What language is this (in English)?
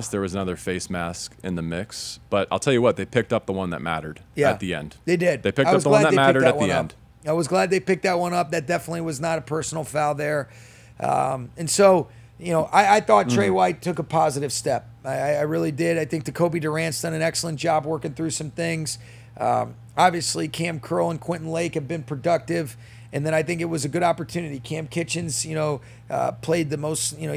English